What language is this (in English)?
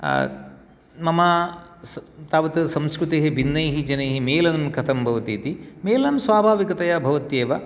Sanskrit